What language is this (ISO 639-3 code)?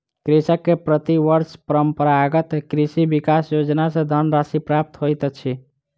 mai